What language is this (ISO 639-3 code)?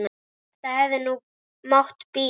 isl